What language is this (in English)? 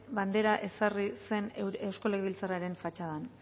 Basque